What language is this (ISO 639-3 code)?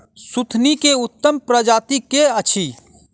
mai